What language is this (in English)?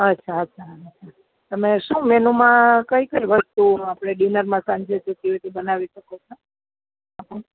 Gujarati